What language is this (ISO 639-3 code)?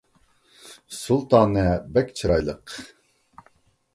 uig